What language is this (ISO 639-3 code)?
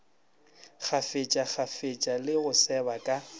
nso